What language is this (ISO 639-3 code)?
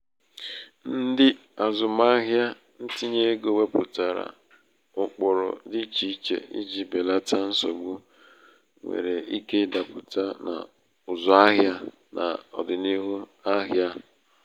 ibo